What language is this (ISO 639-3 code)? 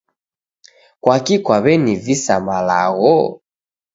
dav